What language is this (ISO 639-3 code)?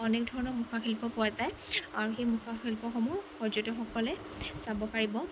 asm